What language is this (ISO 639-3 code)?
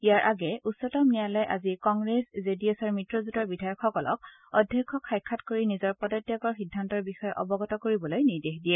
asm